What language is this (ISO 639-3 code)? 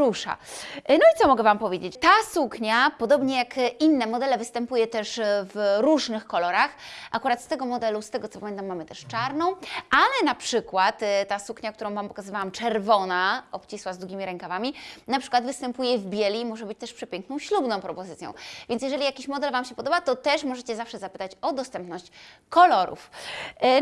pol